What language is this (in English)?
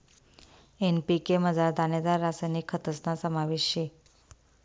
Marathi